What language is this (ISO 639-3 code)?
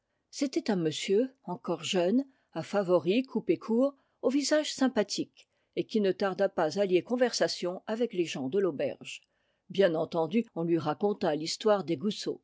fra